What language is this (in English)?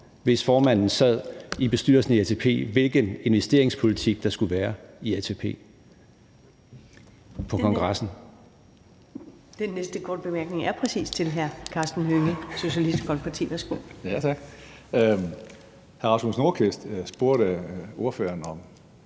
Danish